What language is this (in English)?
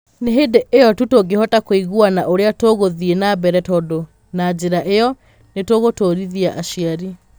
Kikuyu